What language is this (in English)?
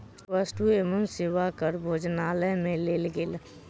Maithili